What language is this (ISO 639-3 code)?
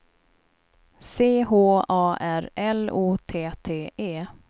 swe